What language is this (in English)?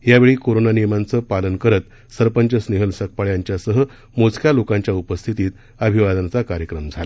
Marathi